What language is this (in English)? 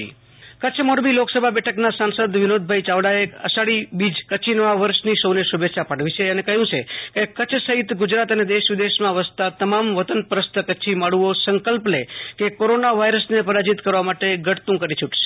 Gujarati